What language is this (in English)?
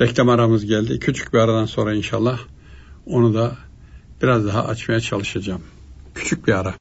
Turkish